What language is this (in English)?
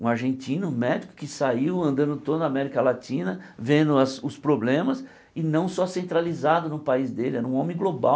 Portuguese